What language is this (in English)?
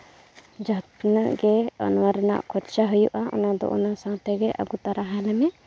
Santali